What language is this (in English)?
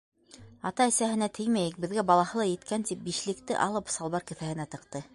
Bashkir